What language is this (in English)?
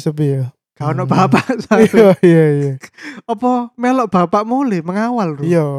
Indonesian